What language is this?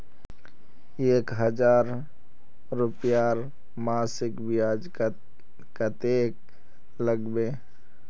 Magahi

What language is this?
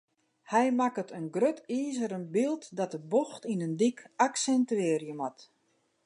Western Frisian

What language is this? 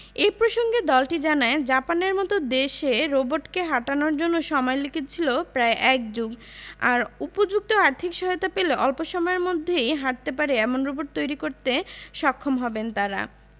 Bangla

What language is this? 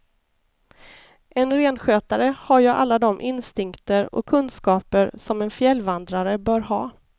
Swedish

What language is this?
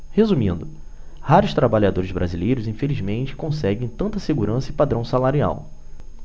Portuguese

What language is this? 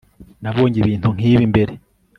Kinyarwanda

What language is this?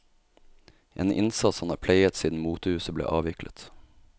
Norwegian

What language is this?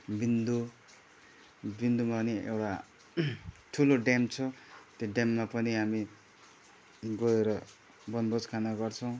Nepali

